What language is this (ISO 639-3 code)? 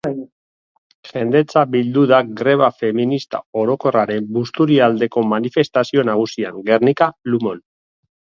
eus